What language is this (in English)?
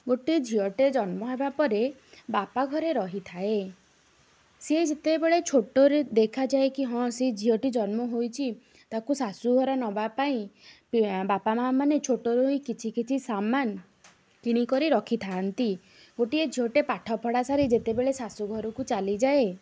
Odia